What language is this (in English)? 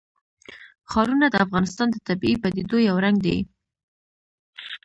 Pashto